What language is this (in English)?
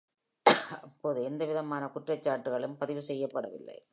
Tamil